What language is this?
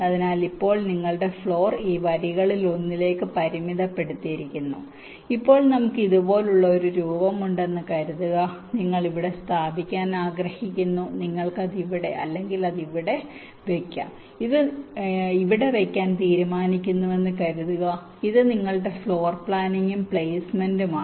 Malayalam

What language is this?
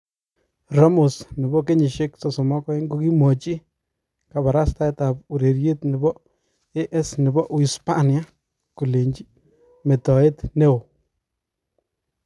Kalenjin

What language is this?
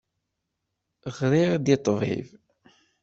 Kabyle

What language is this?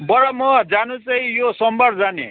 Nepali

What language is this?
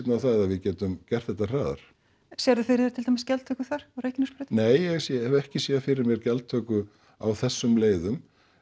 Icelandic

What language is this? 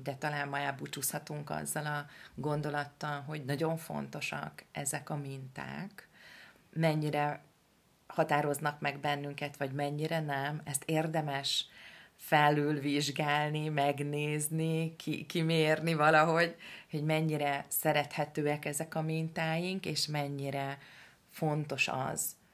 Hungarian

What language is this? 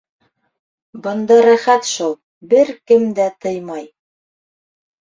Bashkir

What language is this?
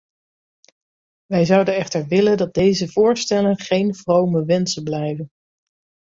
Dutch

